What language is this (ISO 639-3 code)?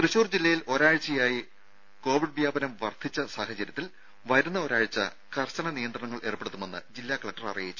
mal